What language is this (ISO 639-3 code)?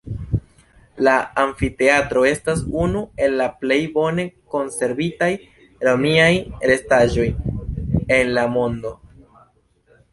epo